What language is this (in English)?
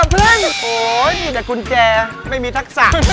Thai